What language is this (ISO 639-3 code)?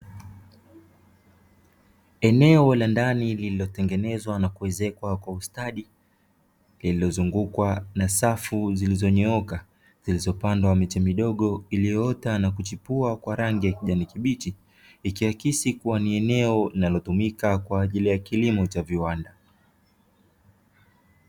swa